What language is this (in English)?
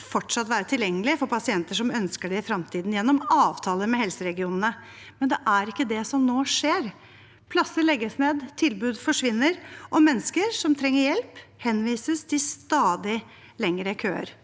Norwegian